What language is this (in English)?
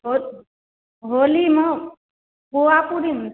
Maithili